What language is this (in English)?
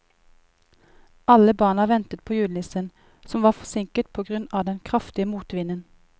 Norwegian